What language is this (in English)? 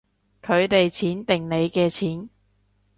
Cantonese